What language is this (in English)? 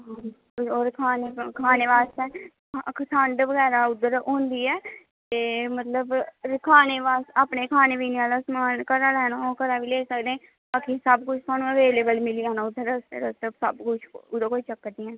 Dogri